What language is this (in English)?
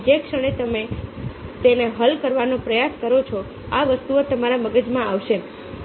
Gujarati